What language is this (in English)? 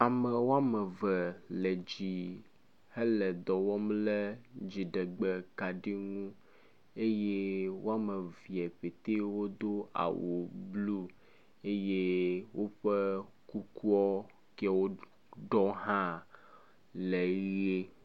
Ewe